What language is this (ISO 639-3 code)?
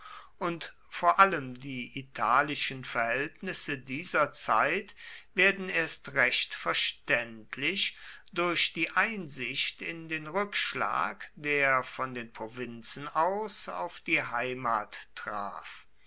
deu